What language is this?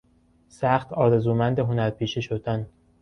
Persian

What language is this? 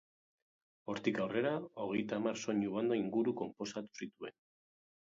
Basque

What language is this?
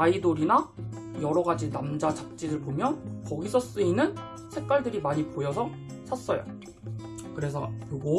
Korean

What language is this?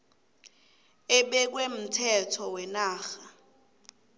South Ndebele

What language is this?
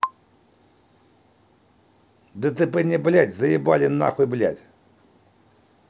Russian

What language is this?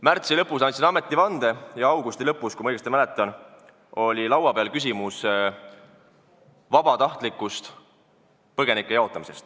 Estonian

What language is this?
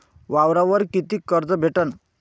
Marathi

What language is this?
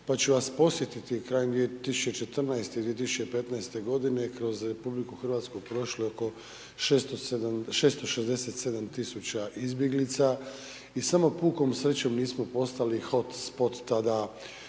Croatian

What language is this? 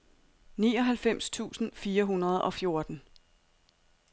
Danish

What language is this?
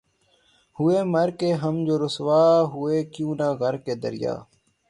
Urdu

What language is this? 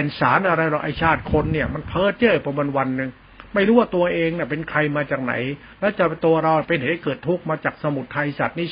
Thai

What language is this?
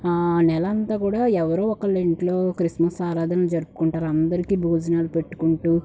Telugu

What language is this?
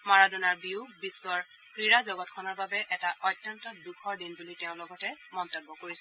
Assamese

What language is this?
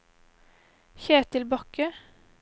Norwegian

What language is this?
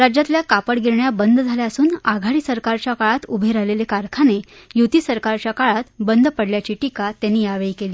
Marathi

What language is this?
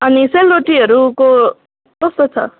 Nepali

